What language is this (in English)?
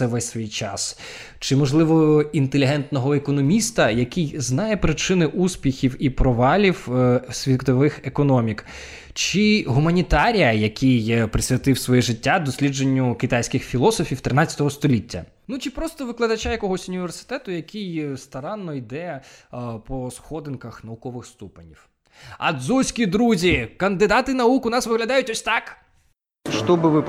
Ukrainian